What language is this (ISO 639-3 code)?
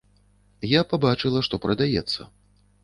bel